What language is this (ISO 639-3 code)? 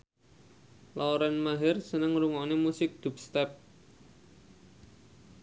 jav